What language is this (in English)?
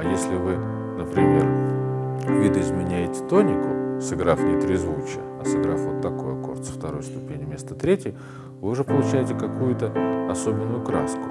Russian